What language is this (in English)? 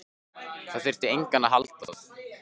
Icelandic